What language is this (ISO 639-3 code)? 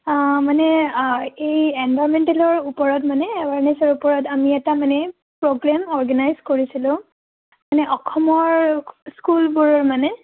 asm